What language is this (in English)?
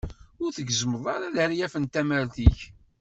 Kabyle